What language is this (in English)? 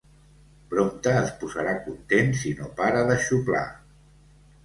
Catalan